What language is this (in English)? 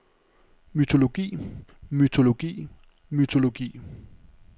Danish